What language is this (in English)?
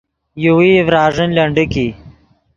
Yidgha